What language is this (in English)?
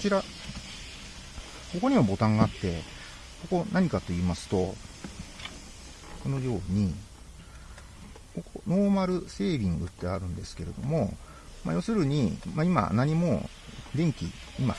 Japanese